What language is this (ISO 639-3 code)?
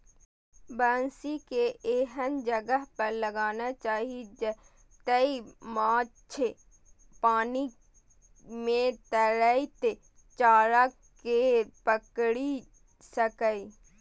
mai